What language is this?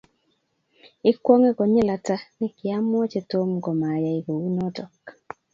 Kalenjin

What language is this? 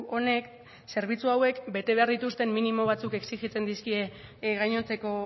Basque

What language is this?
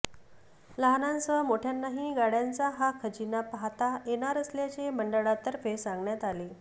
Marathi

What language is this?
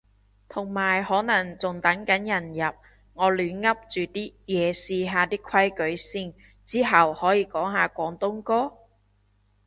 Cantonese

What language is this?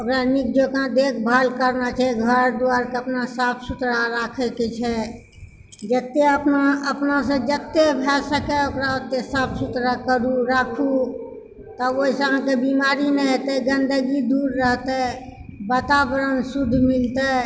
Maithili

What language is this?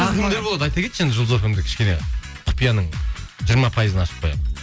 Kazakh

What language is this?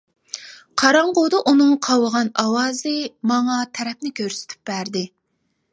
Uyghur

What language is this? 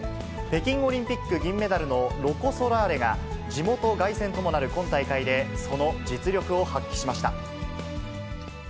Japanese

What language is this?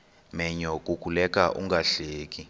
Xhosa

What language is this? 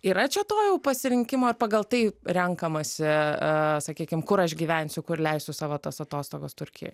Lithuanian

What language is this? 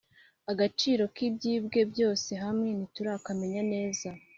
Kinyarwanda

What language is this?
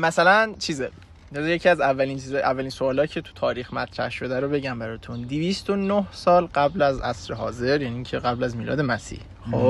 Persian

